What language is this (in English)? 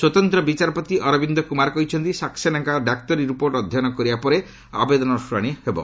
Odia